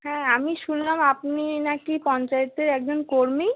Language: Bangla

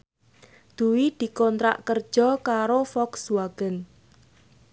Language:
Javanese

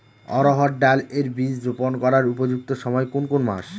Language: Bangla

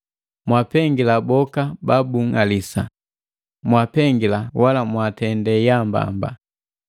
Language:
Matengo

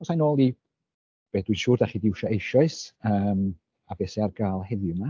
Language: Welsh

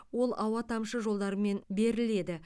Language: Kazakh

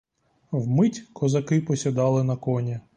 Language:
Ukrainian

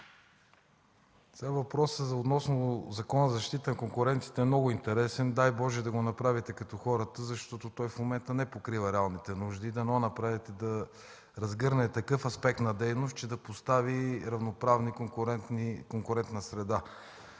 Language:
Bulgarian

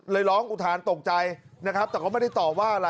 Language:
Thai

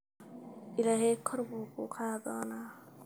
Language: Somali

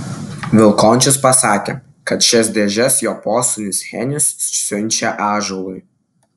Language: Lithuanian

